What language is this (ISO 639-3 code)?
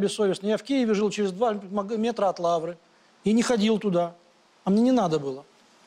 rus